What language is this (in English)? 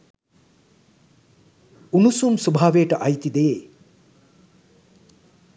Sinhala